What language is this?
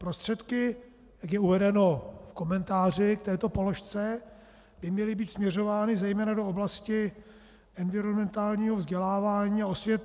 Czech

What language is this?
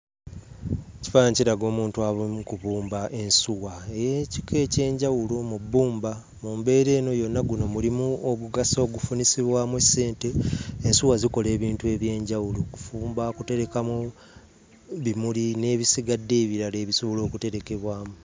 Ganda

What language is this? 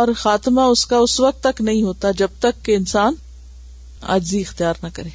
Urdu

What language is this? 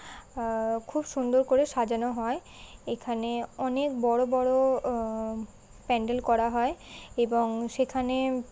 Bangla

